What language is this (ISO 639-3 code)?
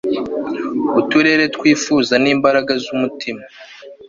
kin